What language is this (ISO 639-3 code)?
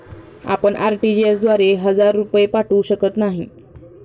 mar